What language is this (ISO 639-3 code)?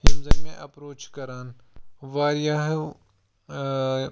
kas